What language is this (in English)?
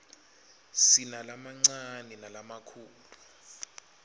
Swati